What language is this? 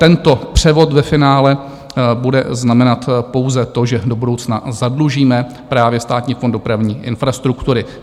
Czech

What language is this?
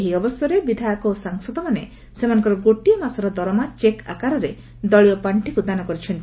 Odia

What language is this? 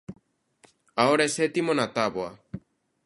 Galician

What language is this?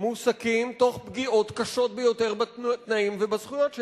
Hebrew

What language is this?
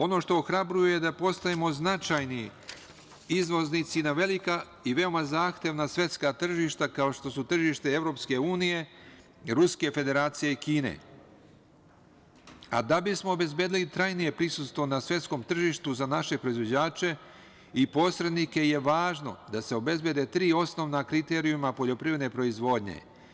Serbian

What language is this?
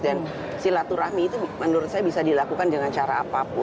Indonesian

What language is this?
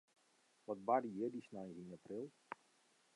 Western Frisian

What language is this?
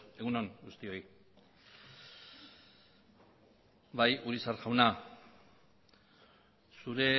Basque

